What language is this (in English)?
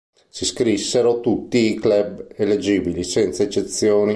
Italian